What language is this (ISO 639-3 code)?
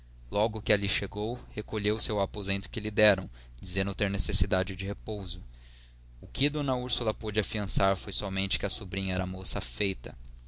por